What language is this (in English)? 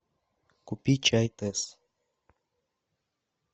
Russian